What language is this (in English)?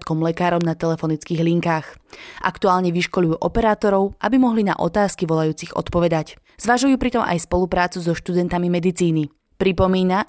Slovak